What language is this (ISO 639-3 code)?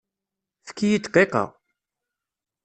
kab